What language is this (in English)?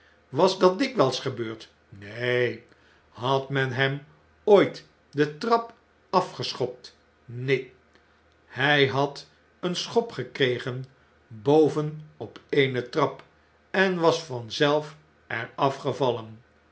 Dutch